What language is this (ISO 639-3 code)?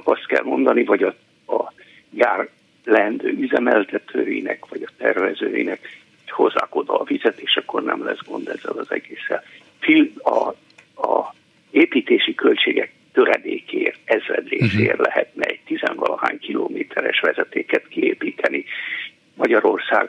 hun